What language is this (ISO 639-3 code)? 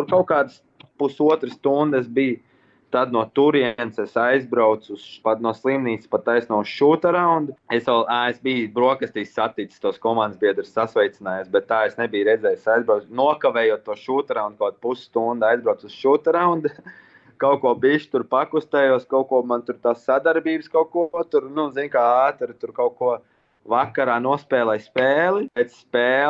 lav